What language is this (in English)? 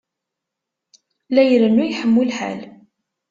Kabyle